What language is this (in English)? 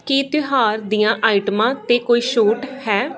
Punjabi